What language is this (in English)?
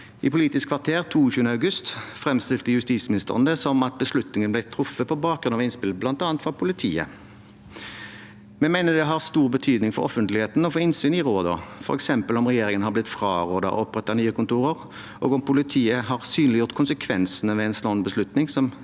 Norwegian